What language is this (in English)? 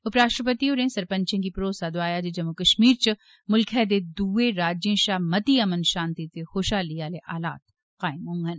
Dogri